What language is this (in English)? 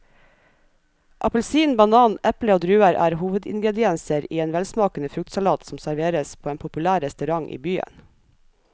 Norwegian